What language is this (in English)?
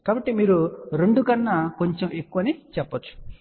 Telugu